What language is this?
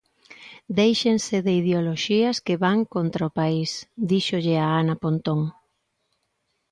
Galician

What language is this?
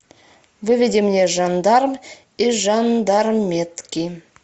Russian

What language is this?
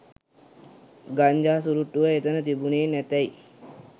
Sinhala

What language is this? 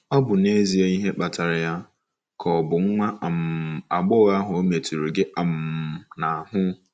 Igbo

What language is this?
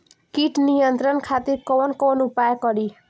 Bhojpuri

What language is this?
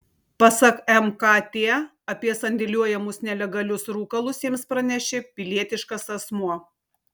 Lithuanian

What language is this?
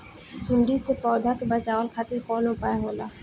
Bhojpuri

